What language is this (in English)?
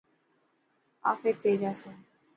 Dhatki